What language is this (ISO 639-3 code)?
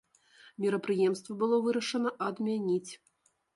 bel